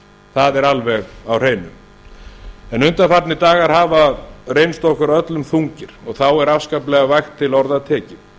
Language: Icelandic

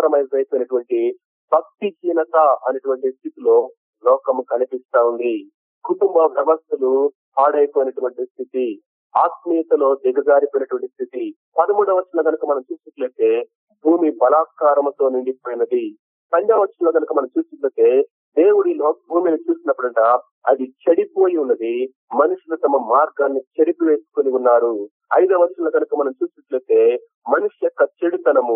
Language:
Telugu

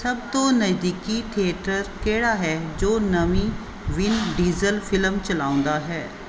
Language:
Punjabi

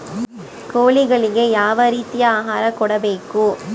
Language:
Kannada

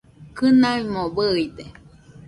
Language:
Nüpode Huitoto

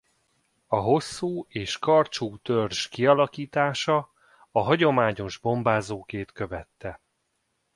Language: Hungarian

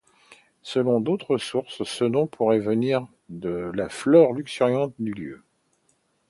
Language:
French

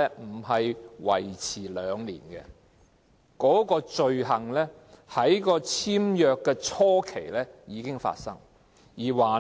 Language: Cantonese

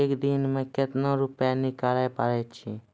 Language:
Maithili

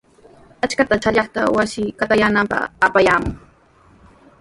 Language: Sihuas Ancash Quechua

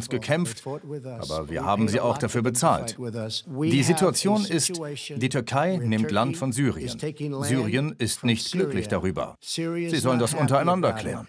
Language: German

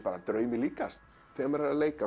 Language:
Icelandic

